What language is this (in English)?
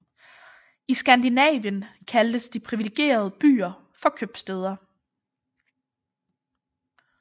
Danish